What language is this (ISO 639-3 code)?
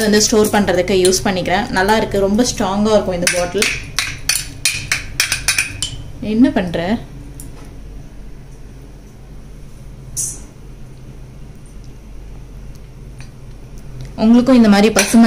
hin